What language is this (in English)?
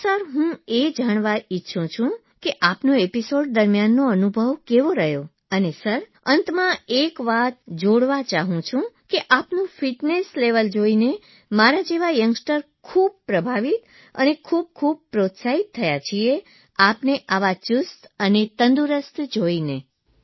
Gujarati